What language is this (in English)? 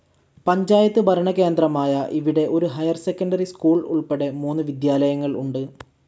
Malayalam